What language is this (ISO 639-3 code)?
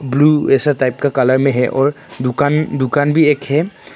hin